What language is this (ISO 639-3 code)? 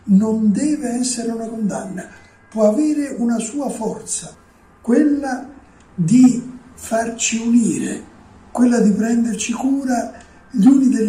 ita